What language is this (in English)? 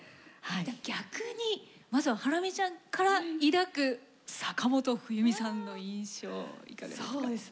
Japanese